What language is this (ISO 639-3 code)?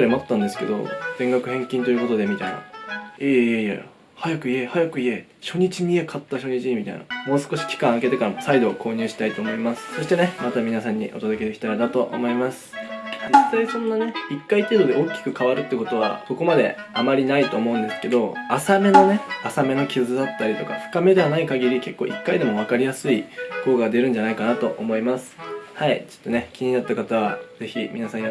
jpn